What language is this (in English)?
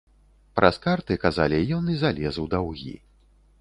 Belarusian